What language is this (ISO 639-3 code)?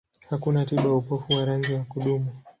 swa